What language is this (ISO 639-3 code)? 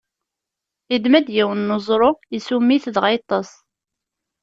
kab